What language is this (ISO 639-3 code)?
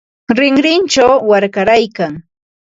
qva